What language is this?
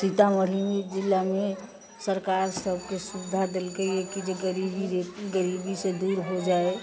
Maithili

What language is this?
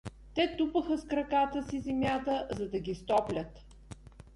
Bulgarian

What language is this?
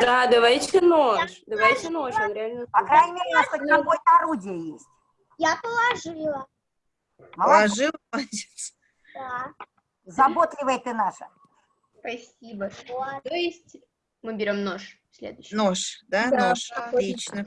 Russian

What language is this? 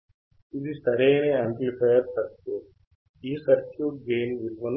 Telugu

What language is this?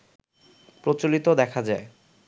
Bangla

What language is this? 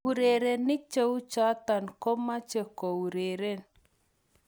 Kalenjin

